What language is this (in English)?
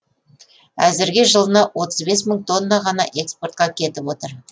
Kazakh